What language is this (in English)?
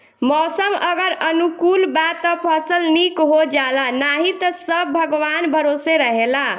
Bhojpuri